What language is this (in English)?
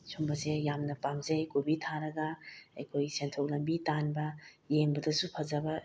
Manipuri